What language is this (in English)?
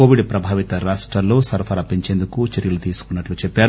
Telugu